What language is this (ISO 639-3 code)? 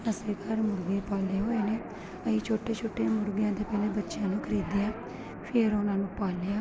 pan